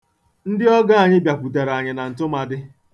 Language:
Igbo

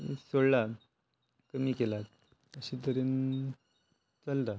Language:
Konkani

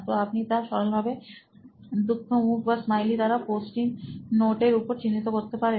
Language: Bangla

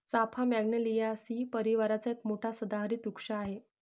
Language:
Marathi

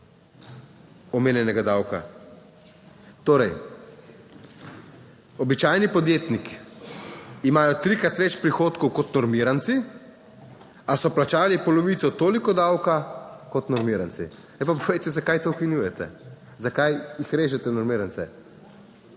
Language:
Slovenian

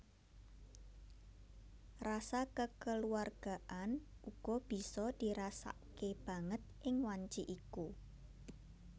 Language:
Javanese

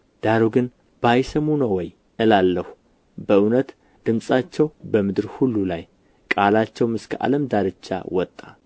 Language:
Amharic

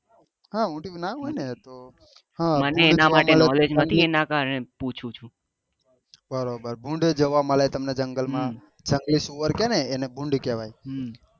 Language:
Gujarati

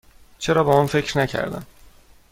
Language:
Persian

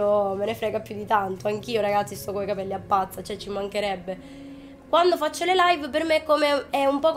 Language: Italian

